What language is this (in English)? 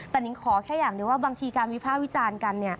Thai